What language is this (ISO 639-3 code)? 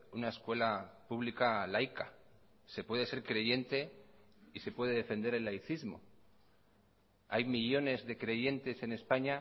spa